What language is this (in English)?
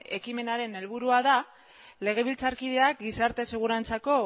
Basque